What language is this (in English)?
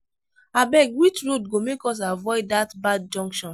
Nigerian Pidgin